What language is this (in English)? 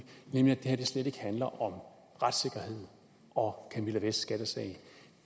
Danish